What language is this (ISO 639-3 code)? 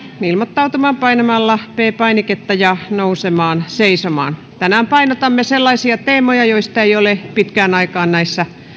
fin